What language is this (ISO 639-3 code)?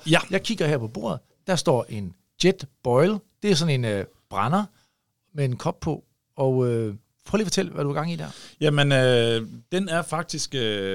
dan